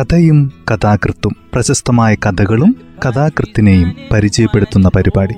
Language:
Malayalam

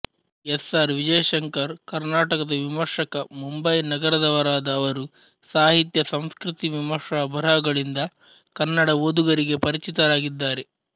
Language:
Kannada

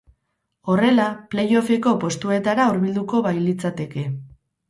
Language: Basque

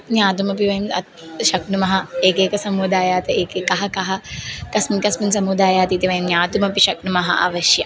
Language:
Sanskrit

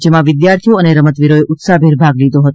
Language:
Gujarati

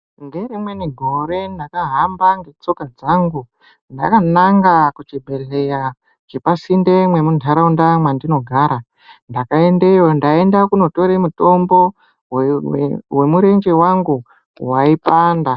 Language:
Ndau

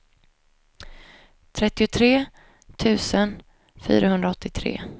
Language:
Swedish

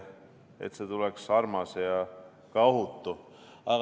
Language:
Estonian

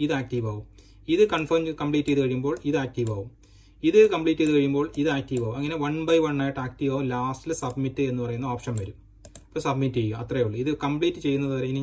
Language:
Malayalam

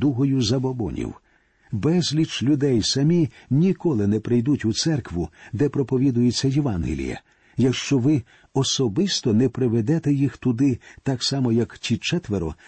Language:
Ukrainian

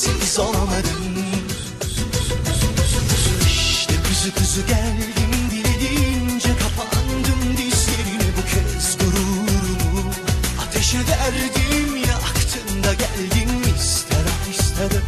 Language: Turkish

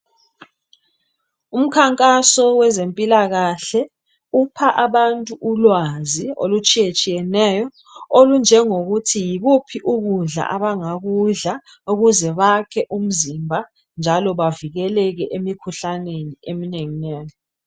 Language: North Ndebele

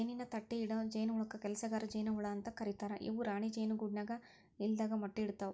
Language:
Kannada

